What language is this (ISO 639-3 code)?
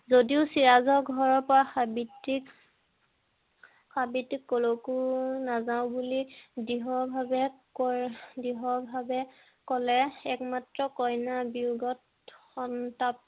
asm